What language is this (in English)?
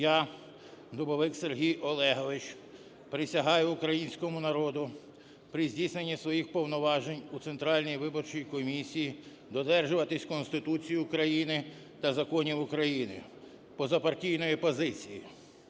Ukrainian